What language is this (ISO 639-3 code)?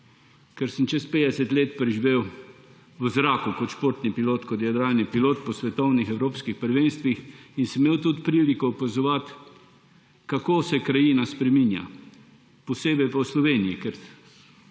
slv